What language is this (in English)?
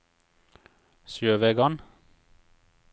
Norwegian